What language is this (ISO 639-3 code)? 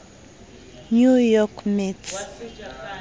sot